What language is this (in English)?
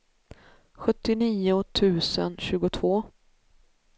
Swedish